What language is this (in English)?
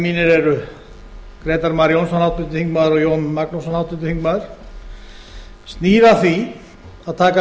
Icelandic